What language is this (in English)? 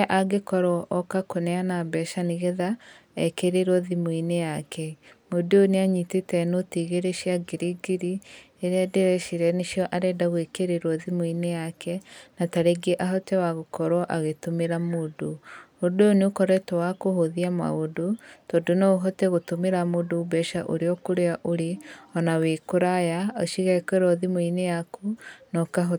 Kikuyu